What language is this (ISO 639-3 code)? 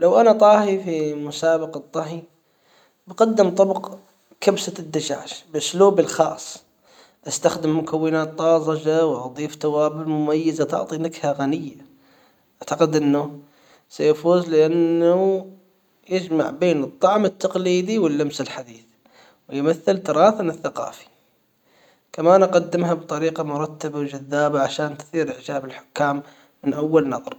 acw